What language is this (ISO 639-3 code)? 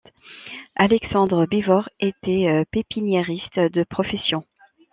fra